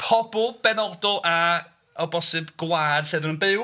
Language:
Welsh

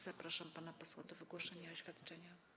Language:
Polish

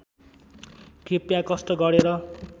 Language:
Nepali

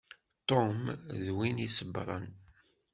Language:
Kabyle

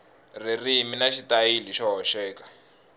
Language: Tsonga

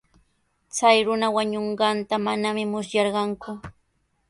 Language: Sihuas Ancash Quechua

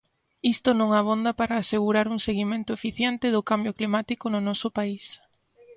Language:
Galician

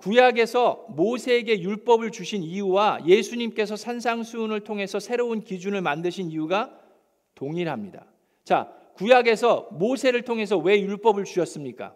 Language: Korean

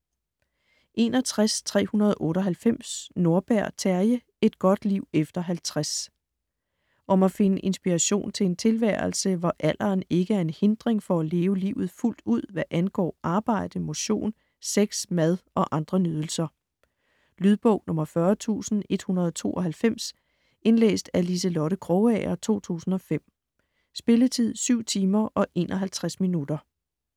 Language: Danish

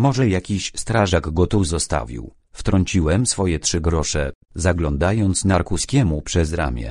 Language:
Polish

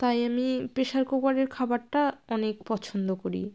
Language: Bangla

